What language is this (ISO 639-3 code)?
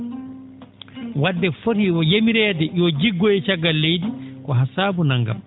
ful